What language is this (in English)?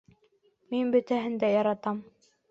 Bashkir